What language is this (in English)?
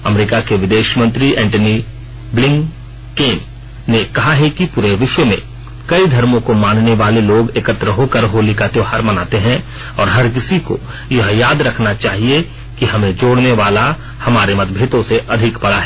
Hindi